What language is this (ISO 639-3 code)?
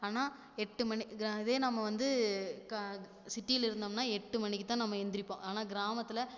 tam